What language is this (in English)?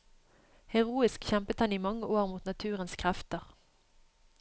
Norwegian